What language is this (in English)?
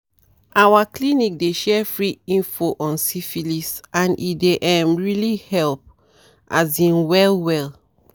Nigerian Pidgin